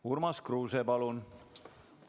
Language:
Estonian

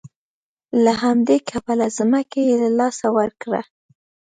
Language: Pashto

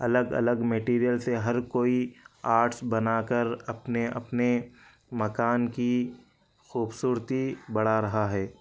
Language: Urdu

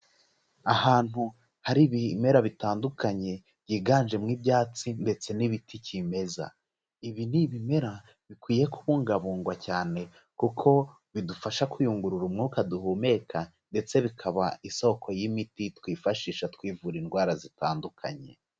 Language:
Kinyarwanda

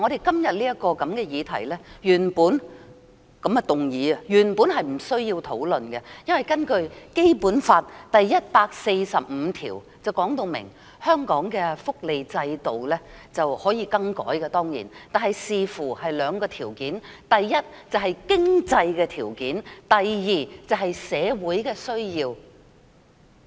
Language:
Cantonese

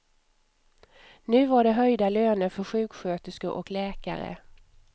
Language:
Swedish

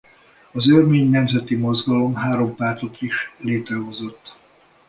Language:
Hungarian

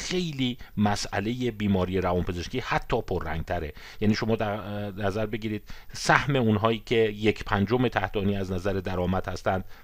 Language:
Persian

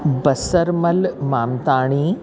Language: Sindhi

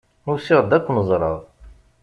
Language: Kabyle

